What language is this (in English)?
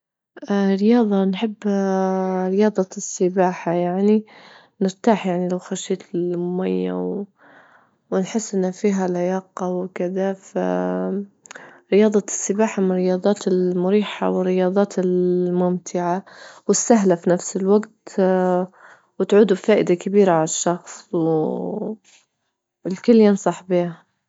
Libyan Arabic